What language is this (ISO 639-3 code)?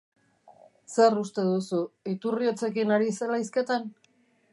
eus